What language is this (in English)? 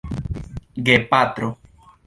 Esperanto